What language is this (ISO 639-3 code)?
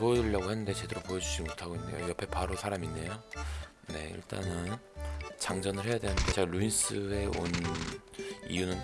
kor